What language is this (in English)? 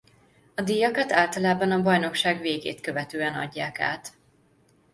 Hungarian